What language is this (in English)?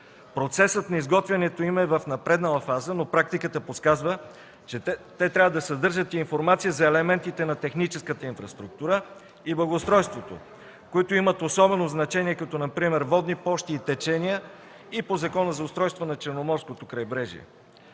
Bulgarian